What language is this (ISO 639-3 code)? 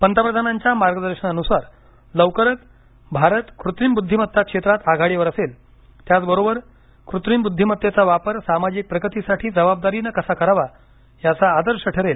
mar